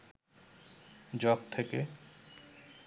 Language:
Bangla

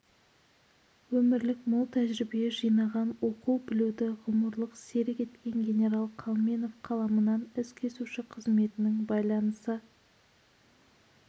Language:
Kazakh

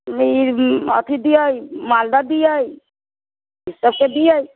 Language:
Maithili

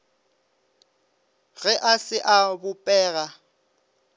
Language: Northern Sotho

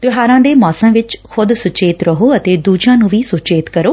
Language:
Punjabi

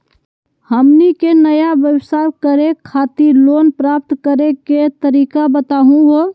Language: Magahi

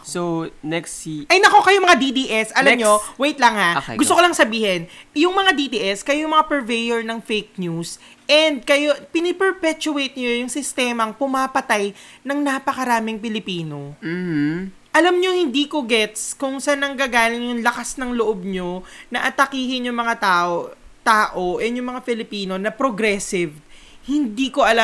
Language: Filipino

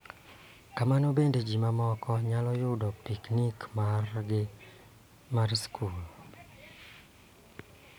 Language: Luo (Kenya and Tanzania)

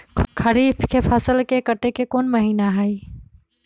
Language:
Magahi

